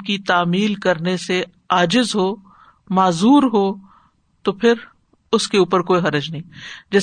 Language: Urdu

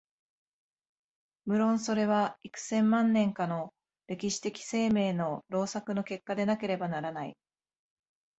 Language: Japanese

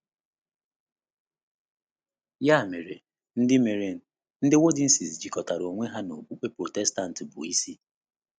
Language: Igbo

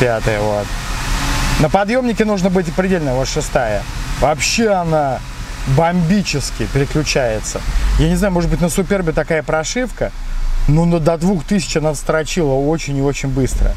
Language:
Russian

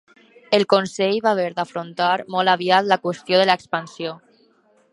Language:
Catalan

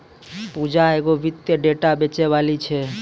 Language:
Maithili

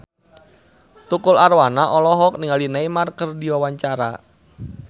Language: Sundanese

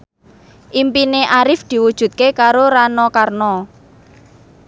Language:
Javanese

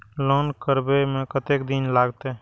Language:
Maithili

